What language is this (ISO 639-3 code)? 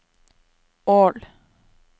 nor